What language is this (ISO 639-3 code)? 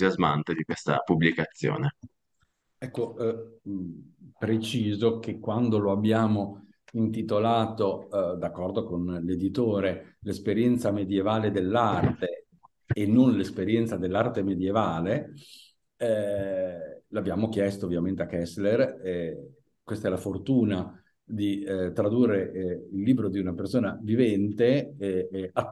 ita